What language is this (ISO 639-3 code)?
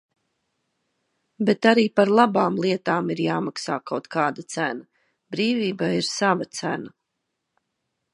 lav